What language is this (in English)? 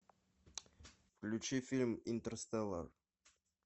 Russian